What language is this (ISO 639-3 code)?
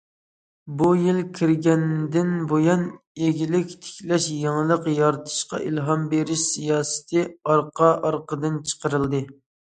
uig